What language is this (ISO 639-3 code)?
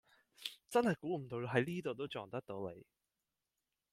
yue